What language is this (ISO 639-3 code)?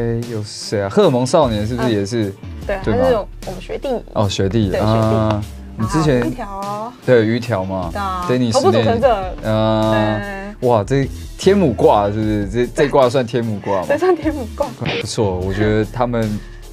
zho